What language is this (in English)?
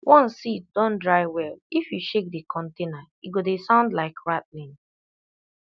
Nigerian Pidgin